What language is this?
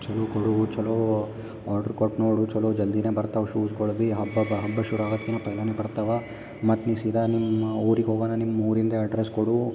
Kannada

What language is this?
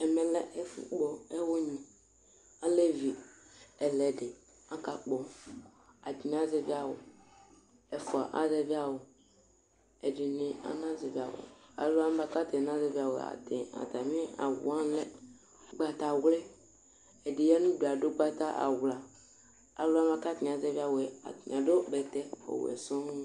Ikposo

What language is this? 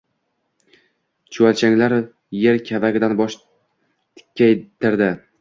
Uzbek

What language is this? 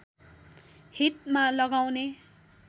Nepali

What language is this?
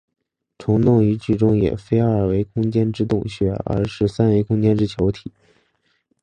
Chinese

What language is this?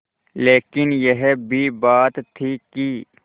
Hindi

